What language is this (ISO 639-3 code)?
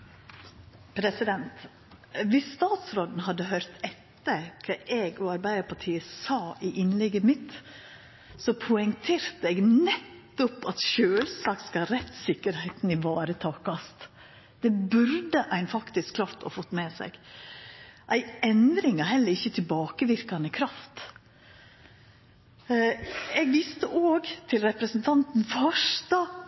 nor